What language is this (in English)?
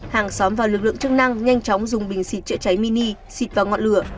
Vietnamese